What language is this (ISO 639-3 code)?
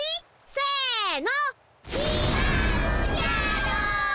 jpn